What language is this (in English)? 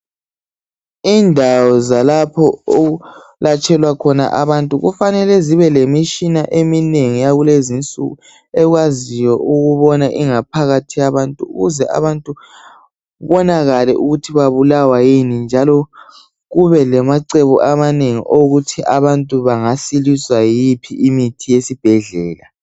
North Ndebele